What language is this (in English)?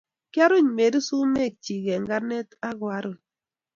Kalenjin